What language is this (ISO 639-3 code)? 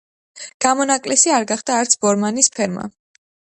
kat